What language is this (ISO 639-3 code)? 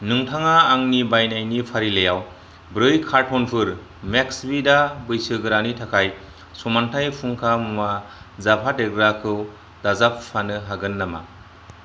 brx